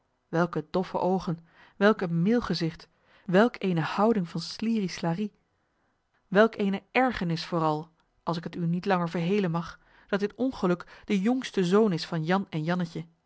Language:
Dutch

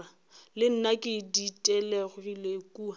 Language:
Northern Sotho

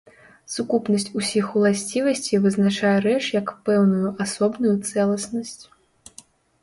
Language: Belarusian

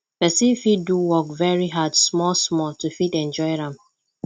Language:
Nigerian Pidgin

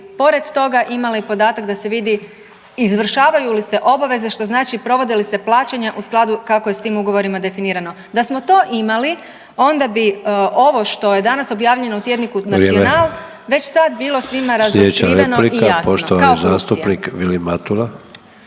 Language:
Croatian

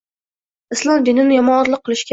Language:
Uzbek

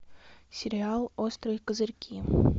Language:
Russian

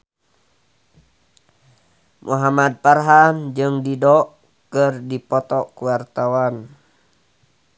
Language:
Sundanese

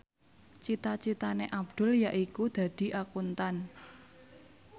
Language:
Javanese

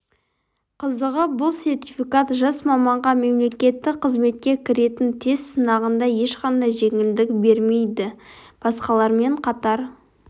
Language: Kazakh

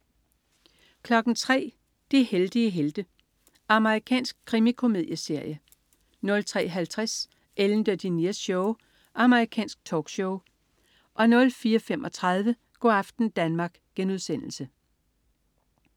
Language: Danish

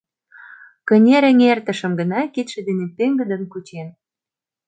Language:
Mari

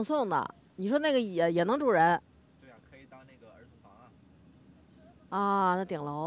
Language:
Chinese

